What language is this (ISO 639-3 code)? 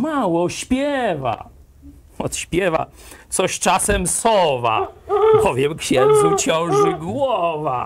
pol